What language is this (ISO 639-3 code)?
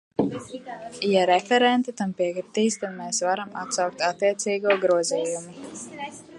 lav